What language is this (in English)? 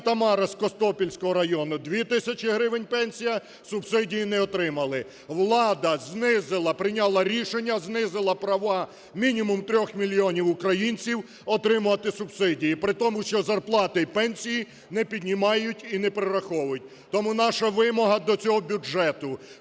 Ukrainian